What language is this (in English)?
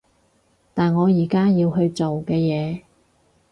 Cantonese